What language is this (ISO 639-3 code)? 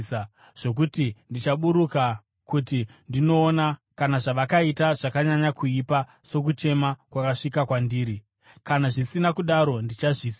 sna